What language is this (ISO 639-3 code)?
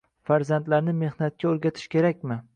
uzb